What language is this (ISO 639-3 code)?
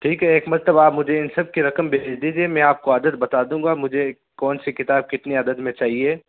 urd